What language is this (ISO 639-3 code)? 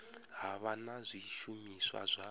ven